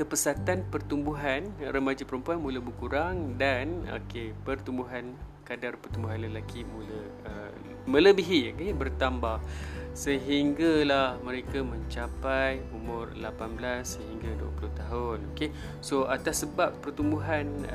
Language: Malay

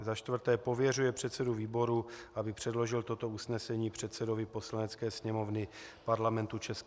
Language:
Czech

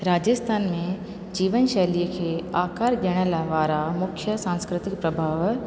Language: Sindhi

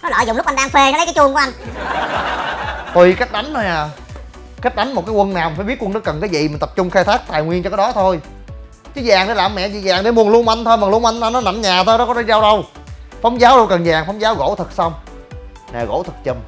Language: Vietnamese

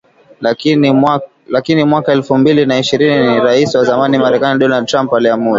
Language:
Swahili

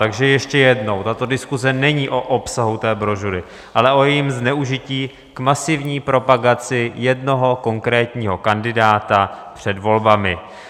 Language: Czech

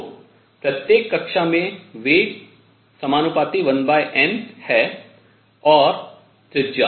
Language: Hindi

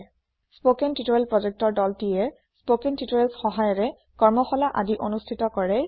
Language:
Assamese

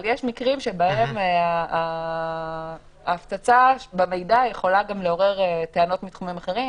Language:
Hebrew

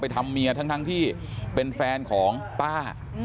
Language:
Thai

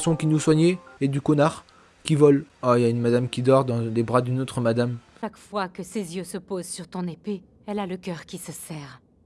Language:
French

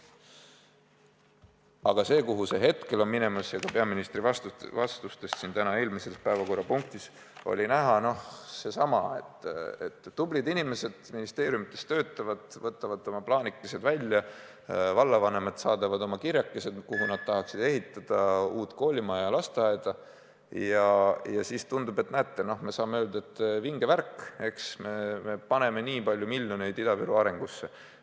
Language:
Estonian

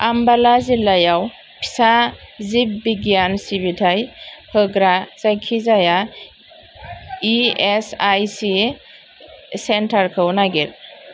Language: Bodo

